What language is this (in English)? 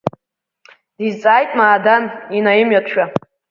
Abkhazian